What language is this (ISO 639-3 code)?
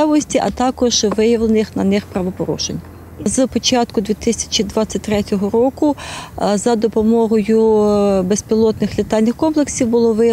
ukr